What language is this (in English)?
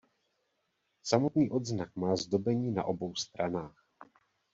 Czech